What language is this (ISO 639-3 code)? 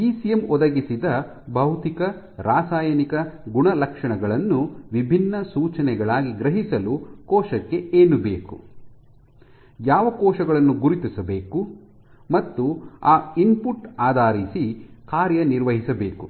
kan